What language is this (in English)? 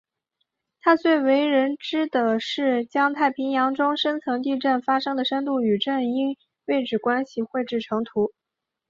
Chinese